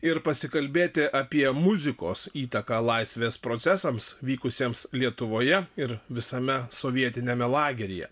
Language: Lithuanian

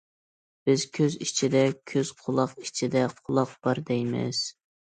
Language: Uyghur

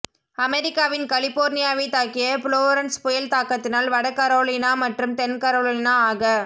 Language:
Tamil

